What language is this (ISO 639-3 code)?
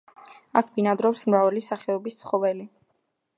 kat